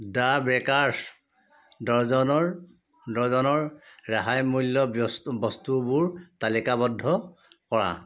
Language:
Assamese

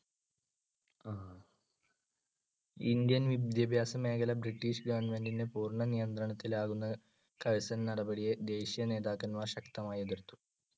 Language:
Malayalam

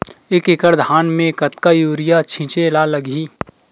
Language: Chhattisgarhi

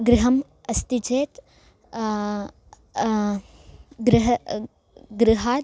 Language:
Sanskrit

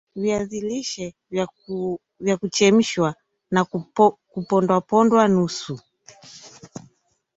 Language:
Swahili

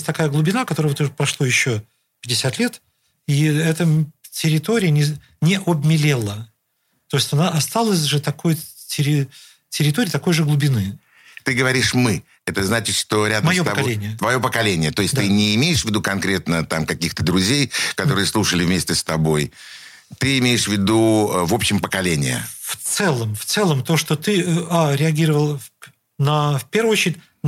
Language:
Russian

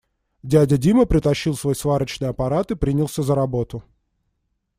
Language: Russian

